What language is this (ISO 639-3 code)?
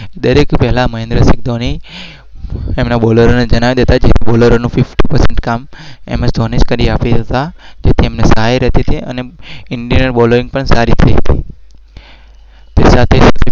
guj